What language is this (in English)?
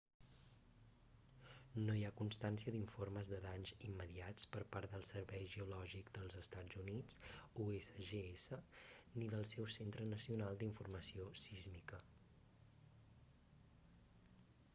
Catalan